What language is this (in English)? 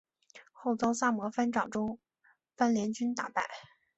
Chinese